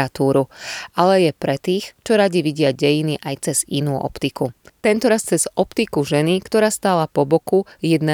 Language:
Slovak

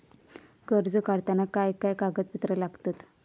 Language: Marathi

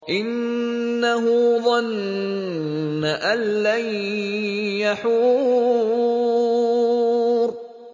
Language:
Arabic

